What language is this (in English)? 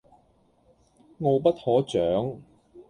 Cantonese